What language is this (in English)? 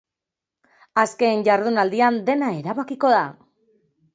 Basque